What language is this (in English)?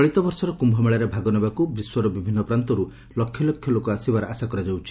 Odia